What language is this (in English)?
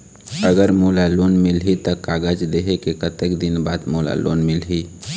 Chhattisgarhi